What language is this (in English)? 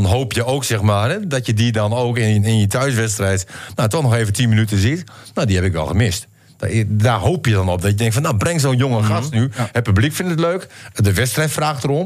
Dutch